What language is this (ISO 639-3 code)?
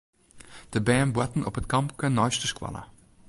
fry